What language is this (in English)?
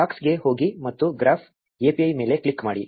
Kannada